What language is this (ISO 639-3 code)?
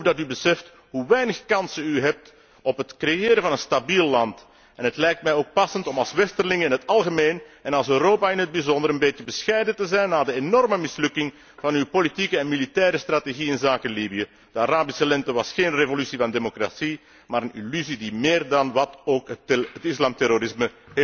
nld